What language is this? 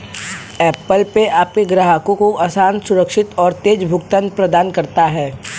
Hindi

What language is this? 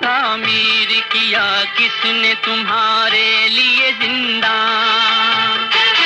Urdu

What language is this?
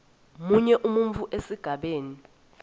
Swati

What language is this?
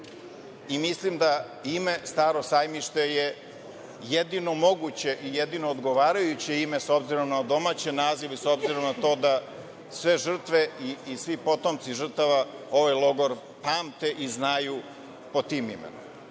Serbian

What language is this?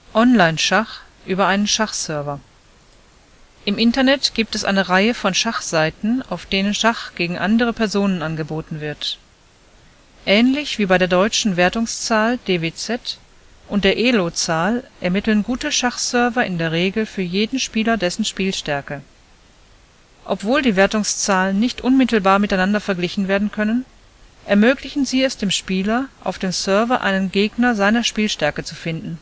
German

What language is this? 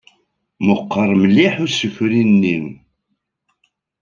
Kabyle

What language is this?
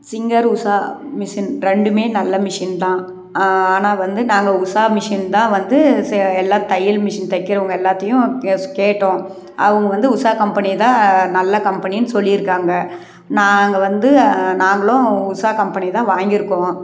Tamil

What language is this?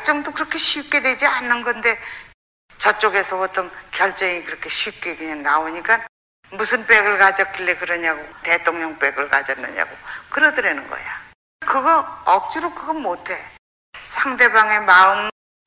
Korean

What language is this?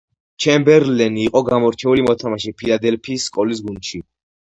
Georgian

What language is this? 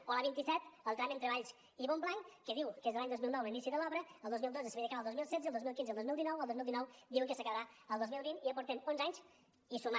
Catalan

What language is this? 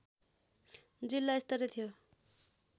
Nepali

